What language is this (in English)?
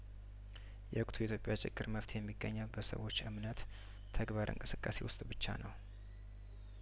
Amharic